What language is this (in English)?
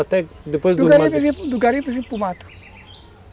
Portuguese